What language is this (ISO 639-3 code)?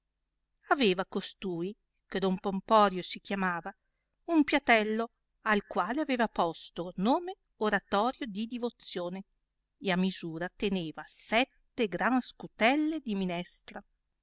ita